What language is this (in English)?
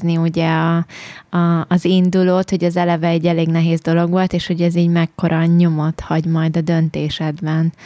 Hungarian